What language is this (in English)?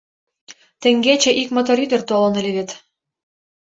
Mari